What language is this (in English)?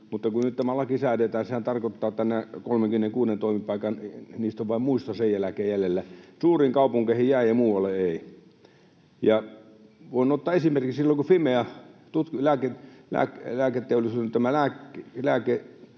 Finnish